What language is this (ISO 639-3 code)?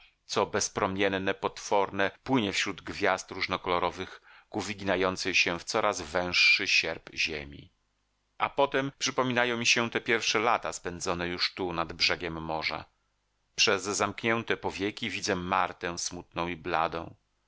pol